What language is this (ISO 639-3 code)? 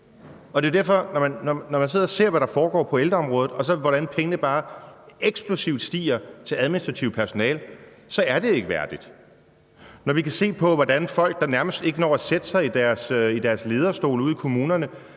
dan